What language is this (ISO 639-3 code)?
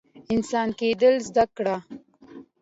pus